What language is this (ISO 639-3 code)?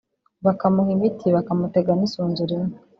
kin